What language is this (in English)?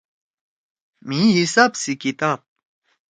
Torwali